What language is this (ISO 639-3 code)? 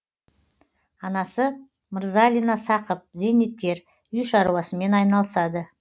kaz